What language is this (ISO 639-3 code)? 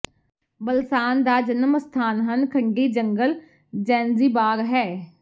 pan